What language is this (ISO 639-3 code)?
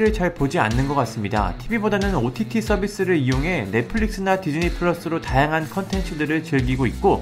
kor